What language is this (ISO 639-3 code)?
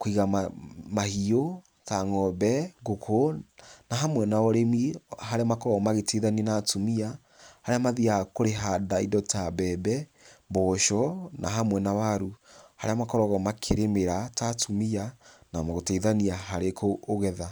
kik